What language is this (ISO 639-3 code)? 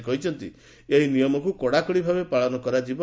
ori